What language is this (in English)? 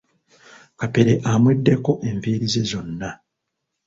Ganda